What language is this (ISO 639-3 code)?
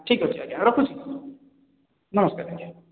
ori